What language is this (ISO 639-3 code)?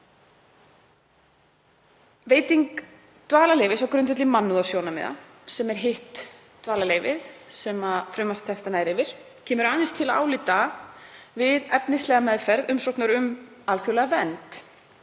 isl